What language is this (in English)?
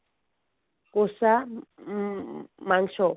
Odia